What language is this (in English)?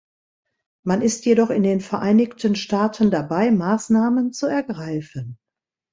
German